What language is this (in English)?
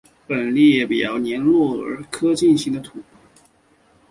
Chinese